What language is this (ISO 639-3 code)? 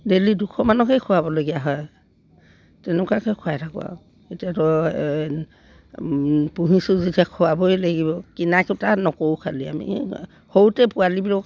asm